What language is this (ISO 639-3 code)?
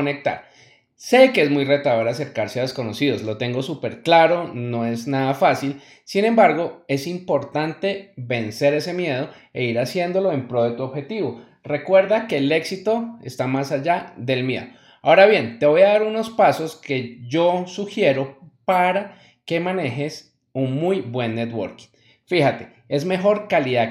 spa